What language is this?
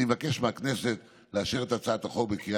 Hebrew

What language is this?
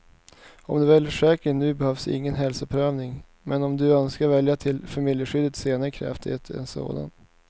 Swedish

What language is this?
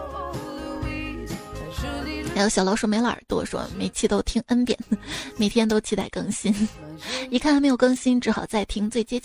Chinese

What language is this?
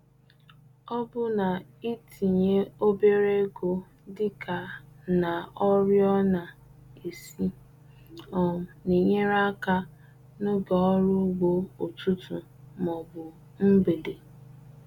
Igbo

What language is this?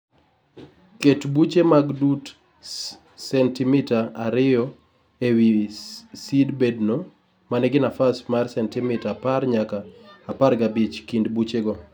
Luo (Kenya and Tanzania)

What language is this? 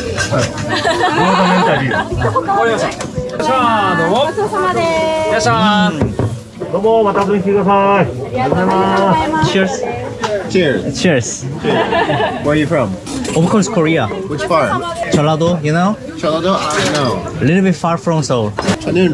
Korean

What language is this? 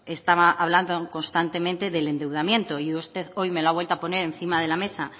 Spanish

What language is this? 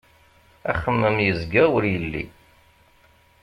Kabyle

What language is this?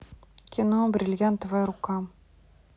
Russian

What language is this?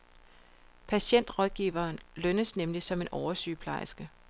Danish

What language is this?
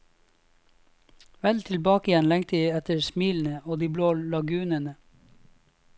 Norwegian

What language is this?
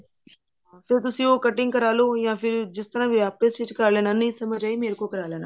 Punjabi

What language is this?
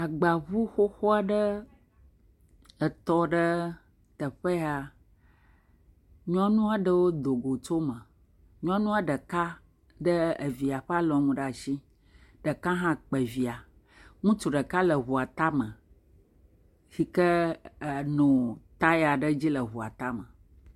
Ewe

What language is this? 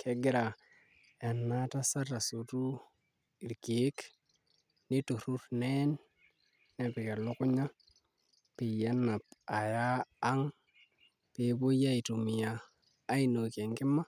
Masai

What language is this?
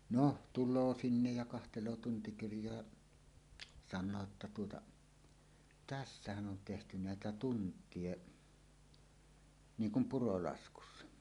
Finnish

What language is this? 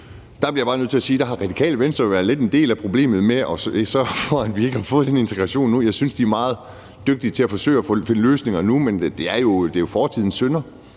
Danish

